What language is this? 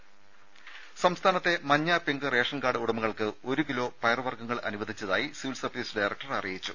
Malayalam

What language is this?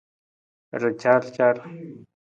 Nawdm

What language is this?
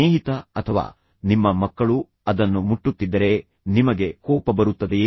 Kannada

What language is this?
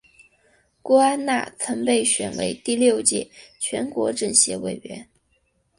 Chinese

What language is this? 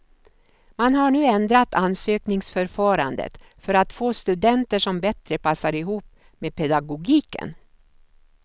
Swedish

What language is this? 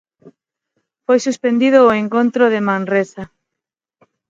Galician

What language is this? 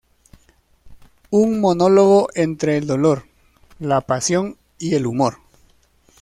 Spanish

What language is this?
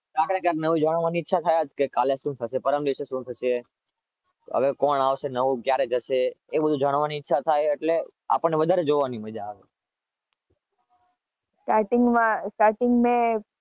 Gujarati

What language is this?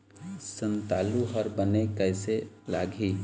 Chhattisgarhi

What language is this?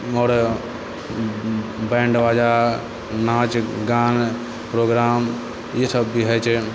Maithili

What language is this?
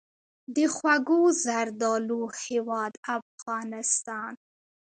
Pashto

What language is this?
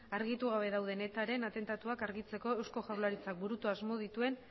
Basque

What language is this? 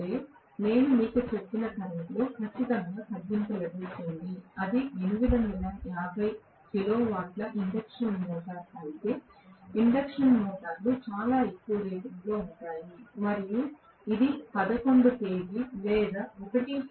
Telugu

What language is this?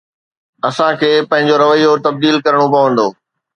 Sindhi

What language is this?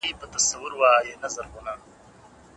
Pashto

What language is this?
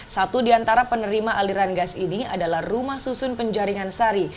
Indonesian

